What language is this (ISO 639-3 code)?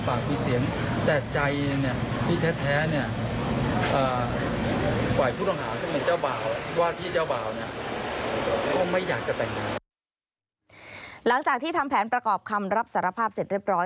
tha